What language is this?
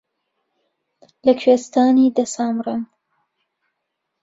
Central Kurdish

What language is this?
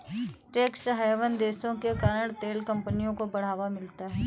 Hindi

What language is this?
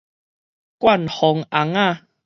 Min Nan Chinese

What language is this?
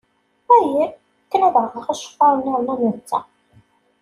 Kabyle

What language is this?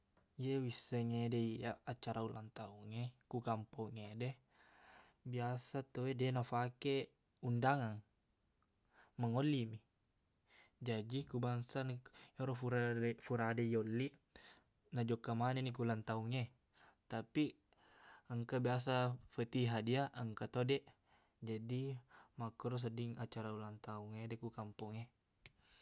Buginese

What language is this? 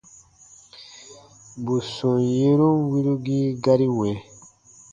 Baatonum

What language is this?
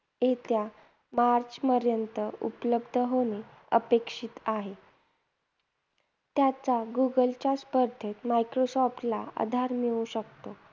Marathi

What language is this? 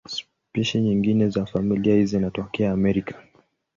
Swahili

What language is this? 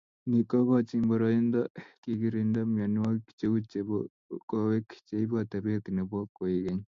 Kalenjin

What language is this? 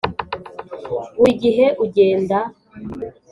Kinyarwanda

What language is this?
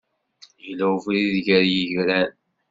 Kabyle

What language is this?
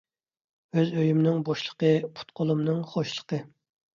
Uyghur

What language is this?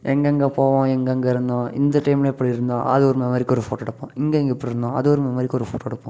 Tamil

